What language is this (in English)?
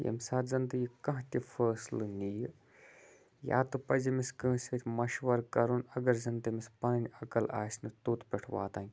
Kashmiri